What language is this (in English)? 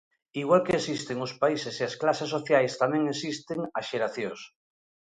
Galician